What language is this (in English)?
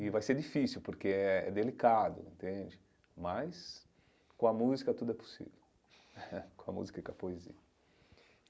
Portuguese